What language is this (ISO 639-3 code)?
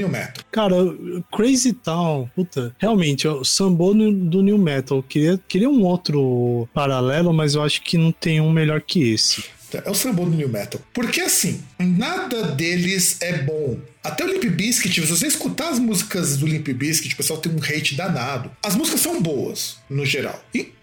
por